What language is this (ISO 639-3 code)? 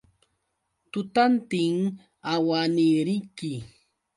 qux